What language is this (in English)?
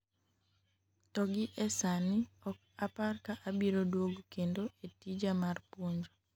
Luo (Kenya and Tanzania)